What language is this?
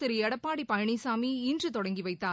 Tamil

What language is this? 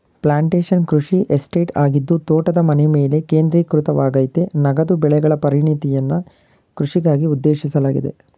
Kannada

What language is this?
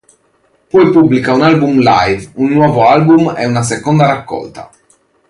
Italian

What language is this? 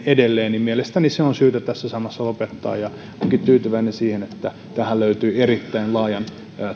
Finnish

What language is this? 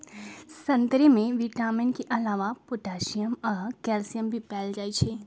Magahi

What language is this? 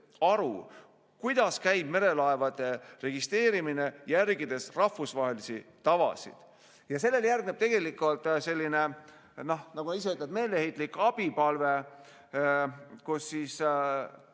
Estonian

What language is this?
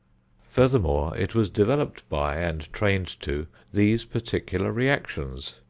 English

